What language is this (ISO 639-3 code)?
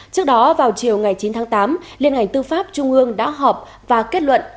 vie